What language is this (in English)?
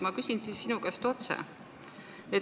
Estonian